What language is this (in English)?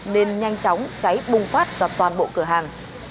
Vietnamese